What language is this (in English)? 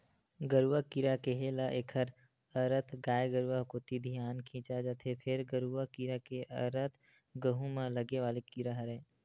Chhattisgarhi